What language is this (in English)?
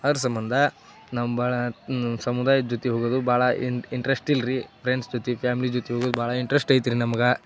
Kannada